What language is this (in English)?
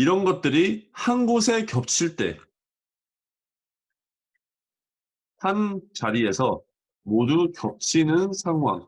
Korean